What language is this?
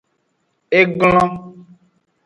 Aja (Benin)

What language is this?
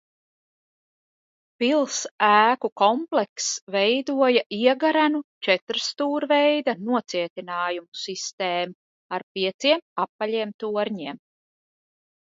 Latvian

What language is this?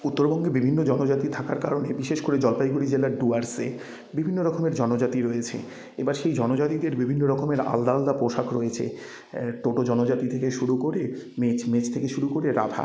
Bangla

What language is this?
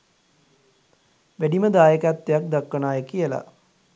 Sinhala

